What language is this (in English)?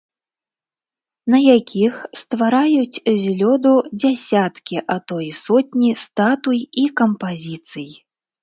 Belarusian